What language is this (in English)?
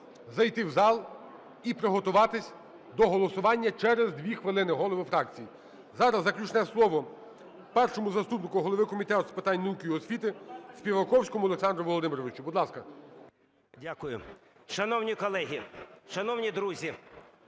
Ukrainian